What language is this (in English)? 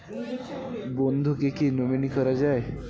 Bangla